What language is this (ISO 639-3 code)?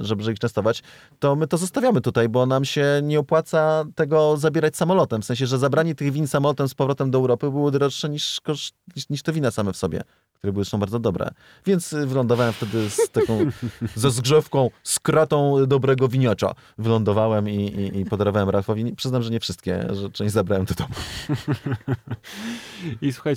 pol